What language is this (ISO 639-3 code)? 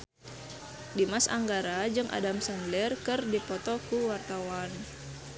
sun